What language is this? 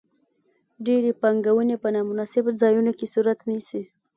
Pashto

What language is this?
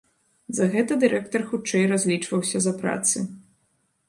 Belarusian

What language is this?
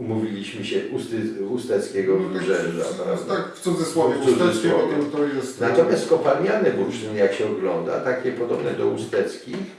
Polish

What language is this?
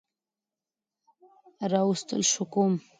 Pashto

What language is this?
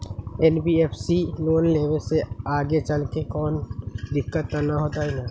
Magahi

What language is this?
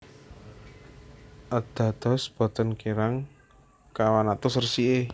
Javanese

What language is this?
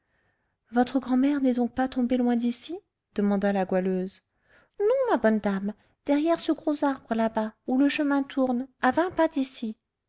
French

